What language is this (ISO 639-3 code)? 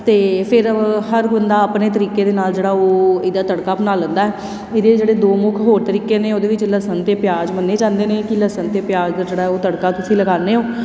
pan